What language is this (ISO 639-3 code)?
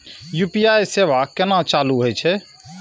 mai